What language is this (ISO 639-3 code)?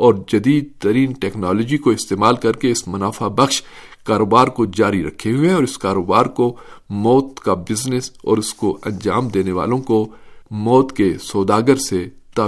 urd